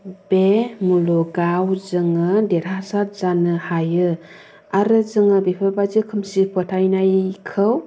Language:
Bodo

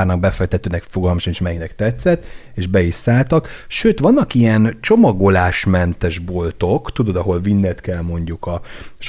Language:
Hungarian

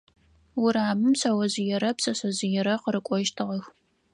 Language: Adyghe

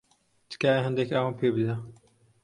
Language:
Central Kurdish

